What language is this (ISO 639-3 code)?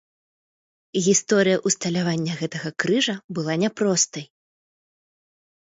bel